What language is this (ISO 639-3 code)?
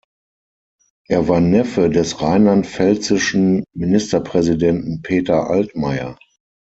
deu